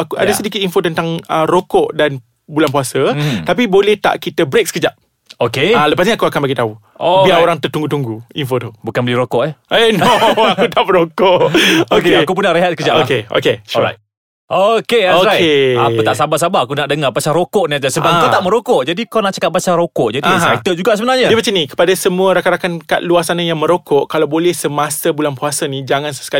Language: Malay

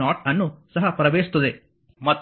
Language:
Kannada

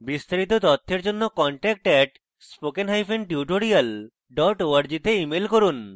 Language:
Bangla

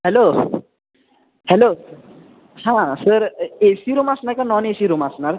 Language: Marathi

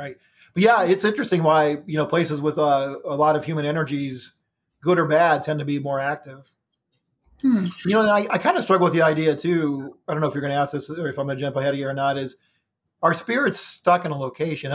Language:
English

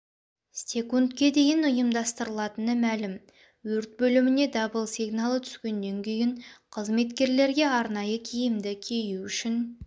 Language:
Kazakh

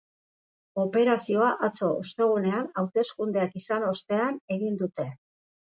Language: Basque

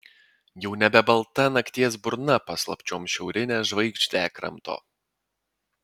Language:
Lithuanian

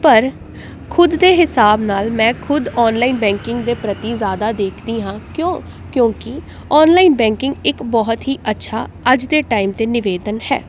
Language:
Punjabi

